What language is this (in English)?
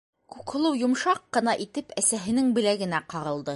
Bashkir